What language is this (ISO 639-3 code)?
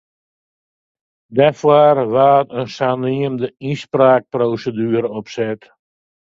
fry